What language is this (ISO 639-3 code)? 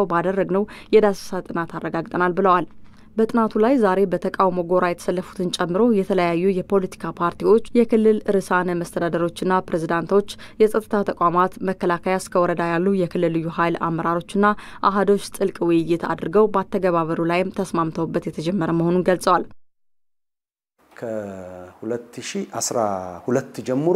ara